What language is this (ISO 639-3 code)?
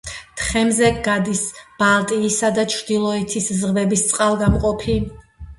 kat